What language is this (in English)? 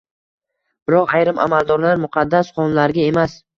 Uzbek